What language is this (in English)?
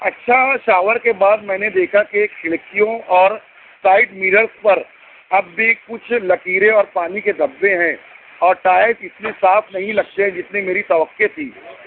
Urdu